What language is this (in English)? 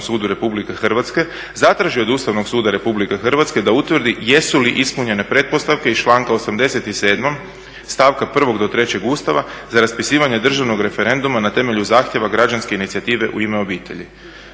Croatian